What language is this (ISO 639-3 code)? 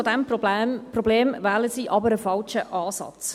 gsw